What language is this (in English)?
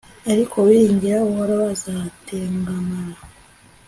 Kinyarwanda